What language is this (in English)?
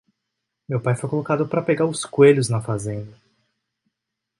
Portuguese